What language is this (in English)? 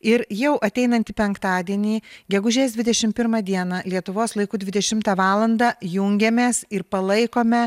Lithuanian